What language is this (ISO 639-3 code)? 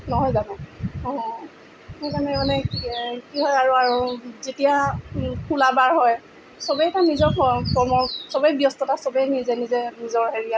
asm